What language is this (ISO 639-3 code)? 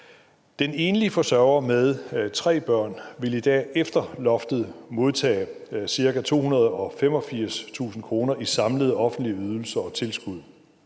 dan